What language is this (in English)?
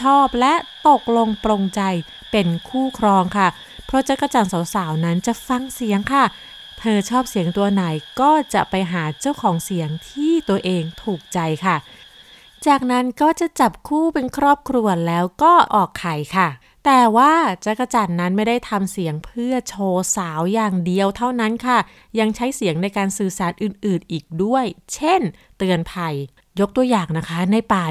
Thai